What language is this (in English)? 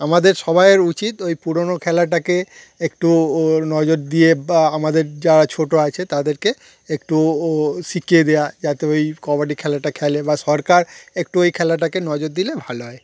Bangla